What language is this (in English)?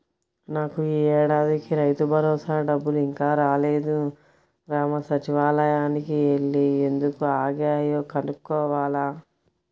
Telugu